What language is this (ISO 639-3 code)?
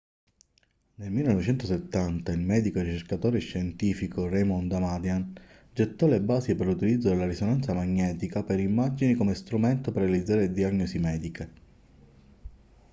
ita